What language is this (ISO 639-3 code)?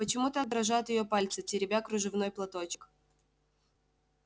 rus